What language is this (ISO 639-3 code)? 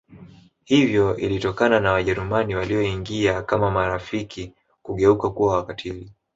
swa